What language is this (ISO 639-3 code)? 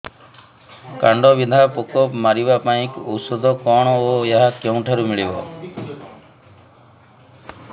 ori